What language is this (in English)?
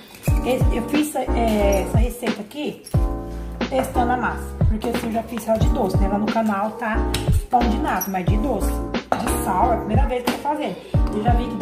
Portuguese